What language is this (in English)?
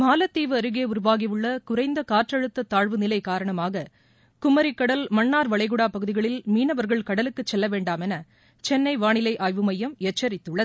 Tamil